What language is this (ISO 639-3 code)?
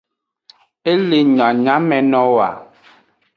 ajg